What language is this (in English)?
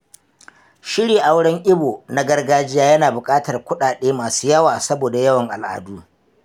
Hausa